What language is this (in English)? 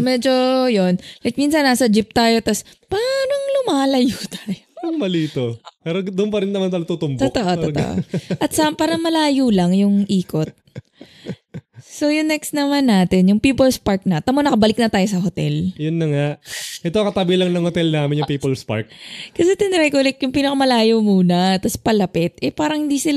Filipino